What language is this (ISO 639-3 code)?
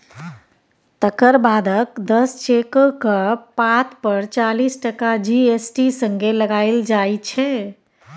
mai